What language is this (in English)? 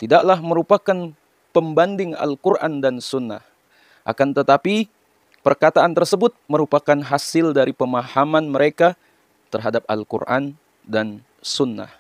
Indonesian